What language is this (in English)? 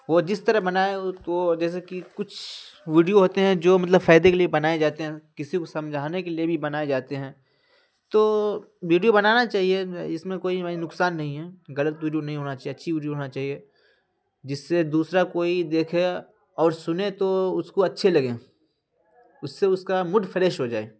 Urdu